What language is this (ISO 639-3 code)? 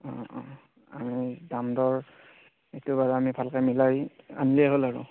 asm